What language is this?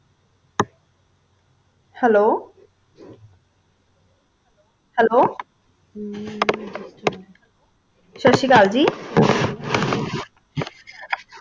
Punjabi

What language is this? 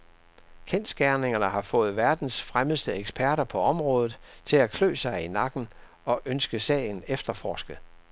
Danish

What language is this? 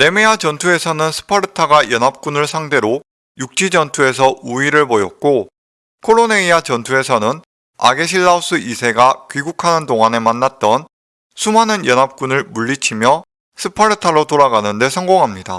Korean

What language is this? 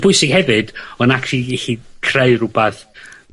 Welsh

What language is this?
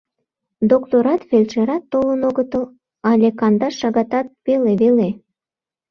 Mari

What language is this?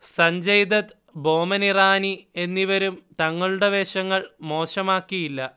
Malayalam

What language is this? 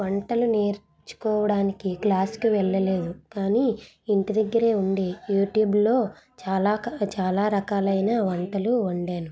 Telugu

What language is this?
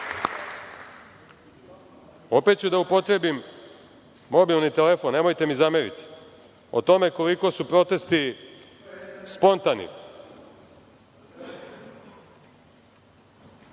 Serbian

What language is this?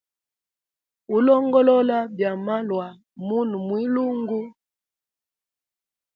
Hemba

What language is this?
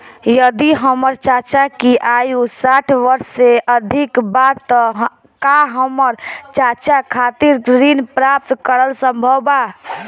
Bhojpuri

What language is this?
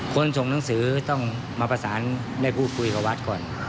Thai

